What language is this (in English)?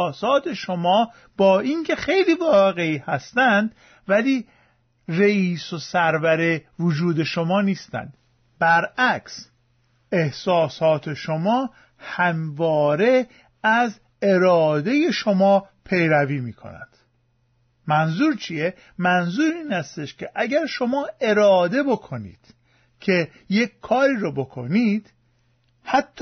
Persian